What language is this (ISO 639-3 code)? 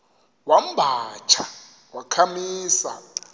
xho